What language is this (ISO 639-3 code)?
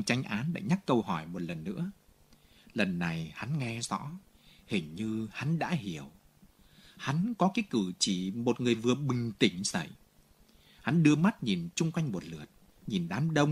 vie